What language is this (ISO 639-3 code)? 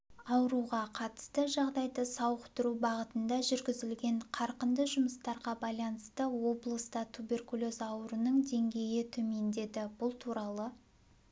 kaz